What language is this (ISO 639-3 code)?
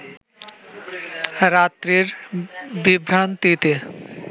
ben